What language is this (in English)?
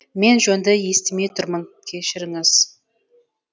Kazakh